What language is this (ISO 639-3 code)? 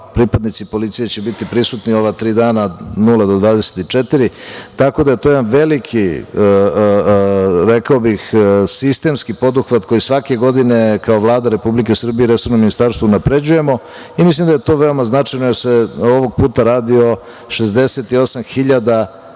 srp